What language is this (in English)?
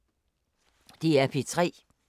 Danish